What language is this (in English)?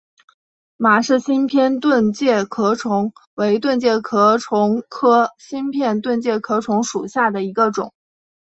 Chinese